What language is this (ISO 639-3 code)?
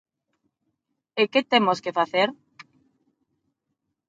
glg